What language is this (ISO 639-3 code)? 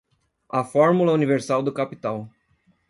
por